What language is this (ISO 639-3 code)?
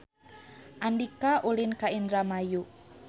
sun